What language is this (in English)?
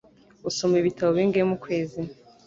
Kinyarwanda